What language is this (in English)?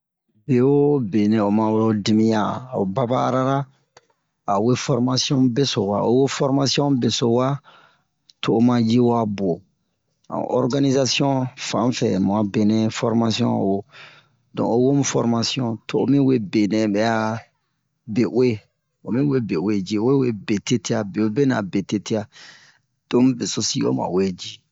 Bomu